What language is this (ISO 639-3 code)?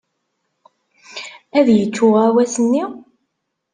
kab